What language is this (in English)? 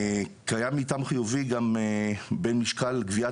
Hebrew